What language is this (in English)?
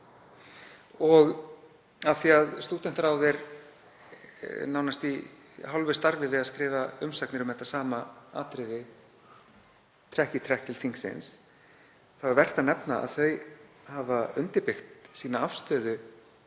Icelandic